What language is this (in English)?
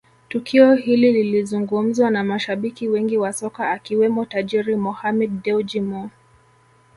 Swahili